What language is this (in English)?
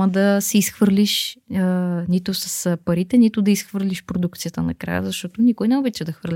Bulgarian